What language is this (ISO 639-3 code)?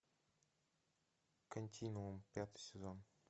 rus